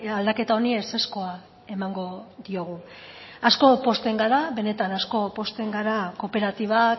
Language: Basque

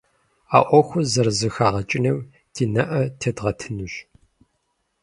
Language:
Kabardian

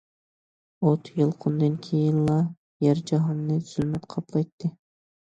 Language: Uyghur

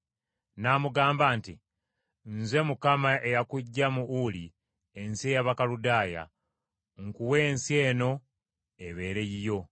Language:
Ganda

